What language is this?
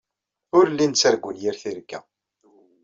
Kabyle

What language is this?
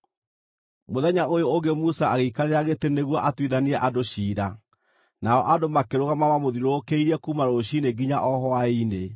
Kikuyu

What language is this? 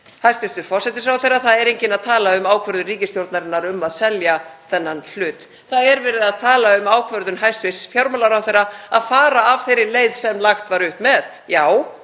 Icelandic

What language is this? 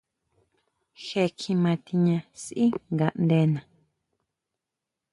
Huautla Mazatec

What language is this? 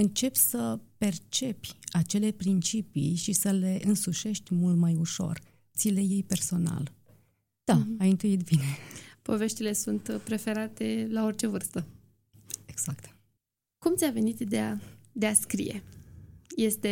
Romanian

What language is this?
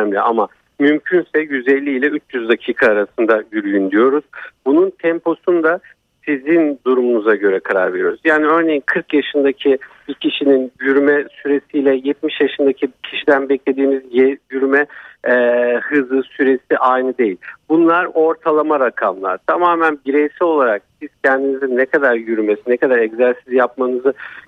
Turkish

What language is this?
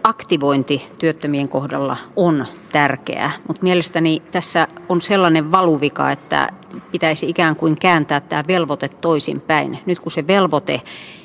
Finnish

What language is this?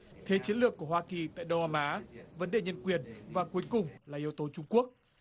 Vietnamese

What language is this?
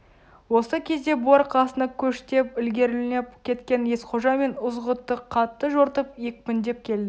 Kazakh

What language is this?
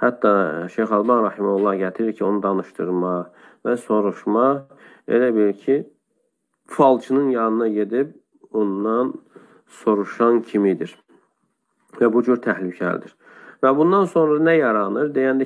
Dutch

